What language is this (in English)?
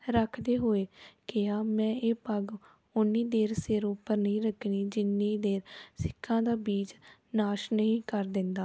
Punjabi